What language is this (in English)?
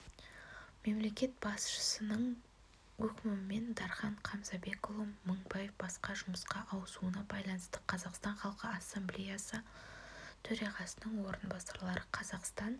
Kazakh